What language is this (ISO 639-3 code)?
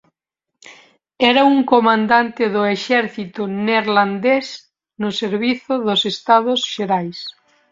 glg